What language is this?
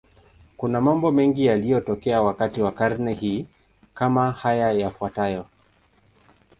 Swahili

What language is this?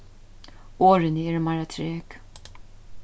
Faroese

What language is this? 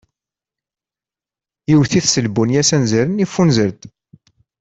Kabyle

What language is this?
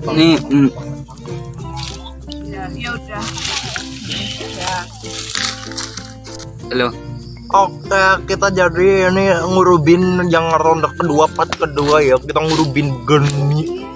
Indonesian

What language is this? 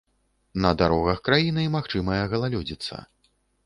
Belarusian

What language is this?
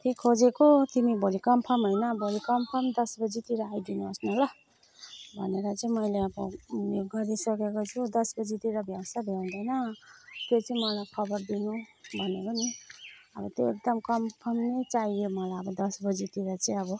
Nepali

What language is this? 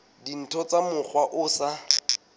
Southern Sotho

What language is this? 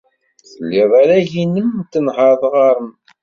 Kabyle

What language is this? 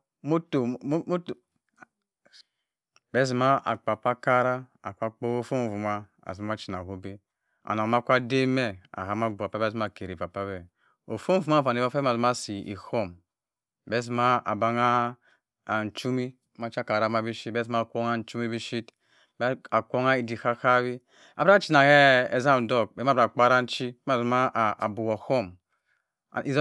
Cross River Mbembe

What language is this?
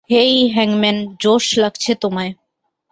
Bangla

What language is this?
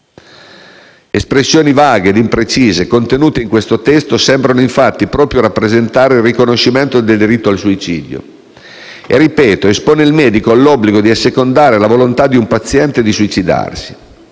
Italian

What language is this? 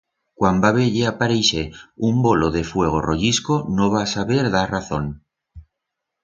Aragonese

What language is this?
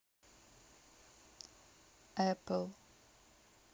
Russian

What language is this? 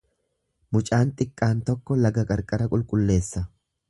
Oromo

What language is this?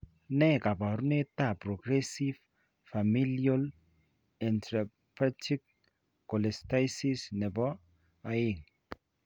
Kalenjin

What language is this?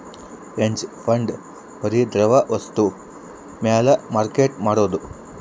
Kannada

